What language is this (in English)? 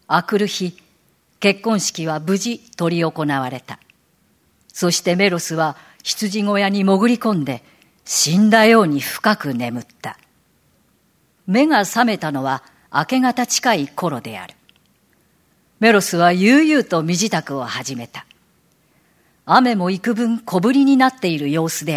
Japanese